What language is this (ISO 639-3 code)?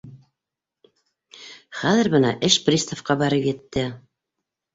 bak